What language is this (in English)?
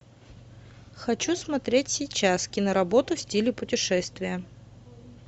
Russian